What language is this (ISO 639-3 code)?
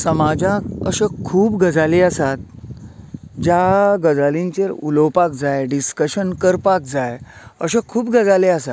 kok